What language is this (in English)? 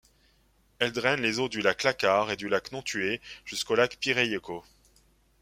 French